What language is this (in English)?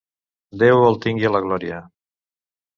Catalan